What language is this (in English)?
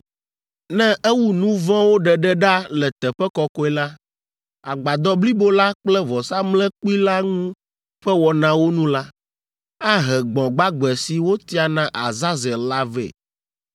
Ewe